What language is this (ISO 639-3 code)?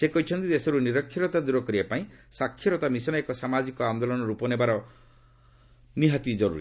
ori